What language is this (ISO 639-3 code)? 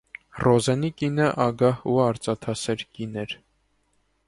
hye